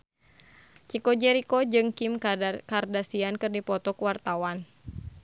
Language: Sundanese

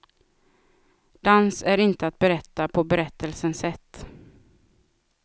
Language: Swedish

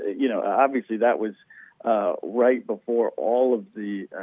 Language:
English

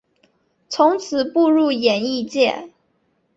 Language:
Chinese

